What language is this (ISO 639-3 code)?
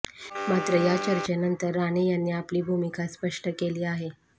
mar